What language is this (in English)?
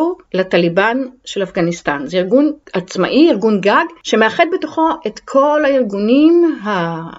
Hebrew